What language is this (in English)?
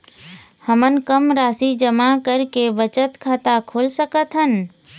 Chhattisgarhi